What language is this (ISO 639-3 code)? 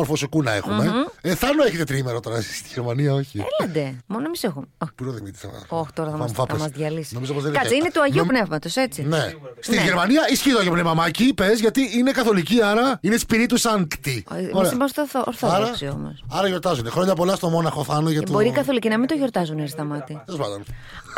ell